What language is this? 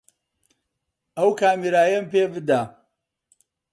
Central Kurdish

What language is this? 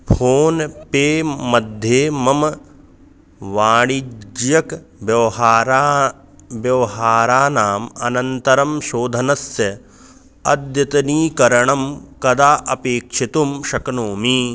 Sanskrit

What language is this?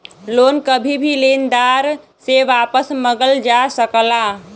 Bhojpuri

